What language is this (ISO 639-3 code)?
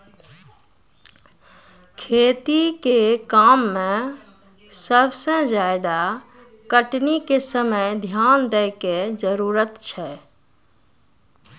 mai